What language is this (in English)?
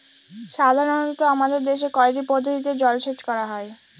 Bangla